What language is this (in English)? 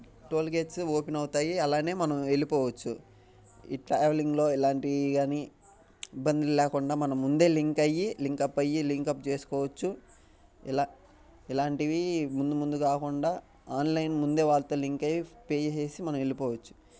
Telugu